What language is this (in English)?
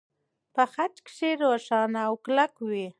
Pashto